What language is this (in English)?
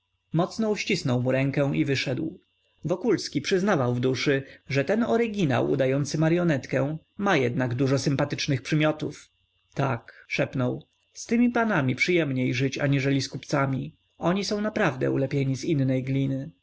Polish